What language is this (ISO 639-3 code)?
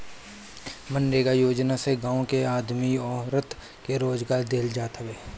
bho